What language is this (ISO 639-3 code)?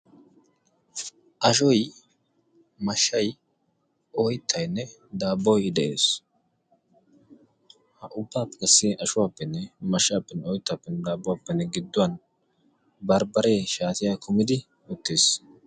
wal